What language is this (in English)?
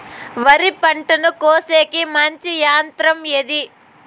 Telugu